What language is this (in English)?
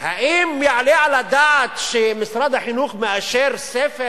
Hebrew